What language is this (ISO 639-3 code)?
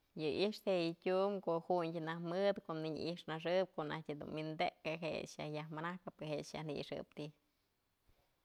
mzl